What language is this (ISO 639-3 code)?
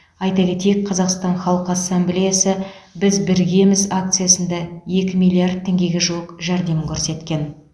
kaz